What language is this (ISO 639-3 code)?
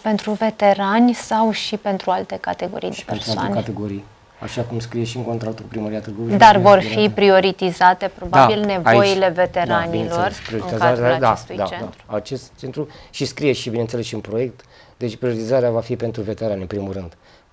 ron